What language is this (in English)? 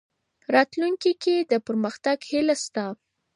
Pashto